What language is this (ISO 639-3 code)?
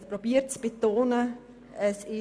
gsw